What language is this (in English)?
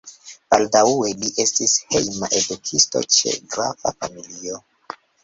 Esperanto